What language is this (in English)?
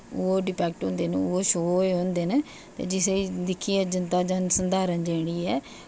Dogri